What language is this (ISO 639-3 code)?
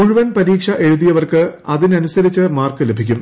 mal